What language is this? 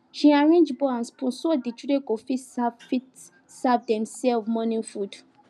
Nigerian Pidgin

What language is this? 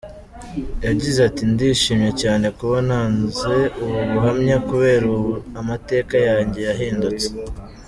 Kinyarwanda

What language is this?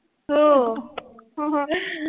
Marathi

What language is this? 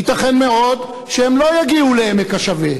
Hebrew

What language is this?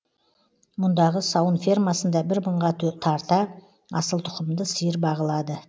Kazakh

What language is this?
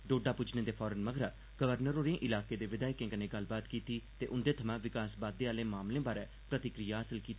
Dogri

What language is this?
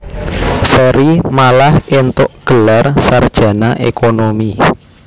Javanese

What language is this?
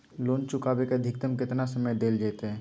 Magahi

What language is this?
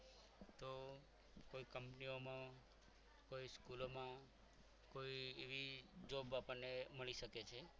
Gujarati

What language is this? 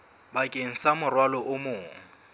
Southern Sotho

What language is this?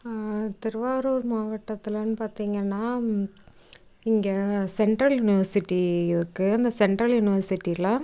Tamil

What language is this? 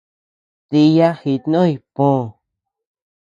Tepeuxila Cuicatec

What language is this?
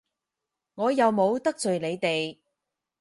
Cantonese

